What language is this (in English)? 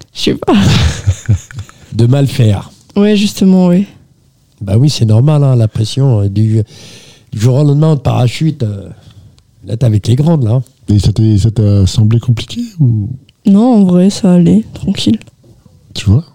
French